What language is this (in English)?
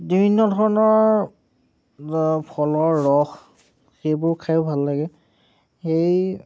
Assamese